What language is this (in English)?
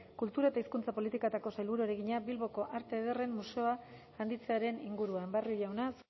Basque